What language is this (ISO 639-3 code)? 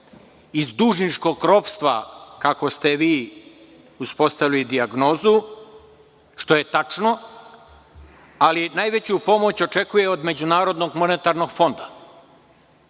srp